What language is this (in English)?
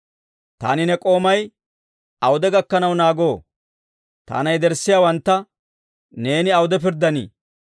Dawro